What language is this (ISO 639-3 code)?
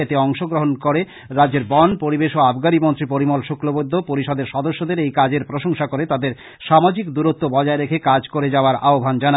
ben